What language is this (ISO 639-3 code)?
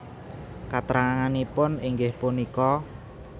jav